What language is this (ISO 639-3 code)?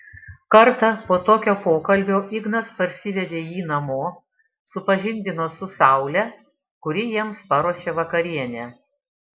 lit